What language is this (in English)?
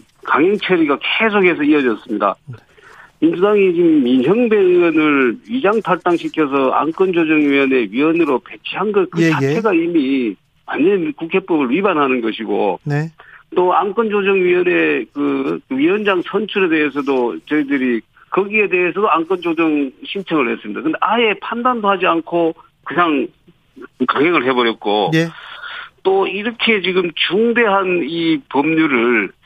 Korean